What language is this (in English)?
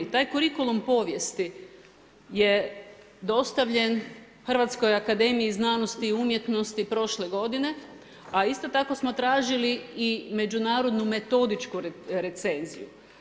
Croatian